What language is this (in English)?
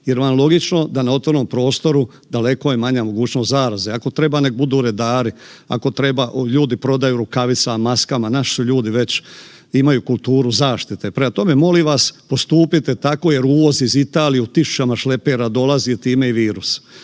Croatian